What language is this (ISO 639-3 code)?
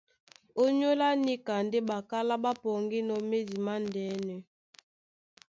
dua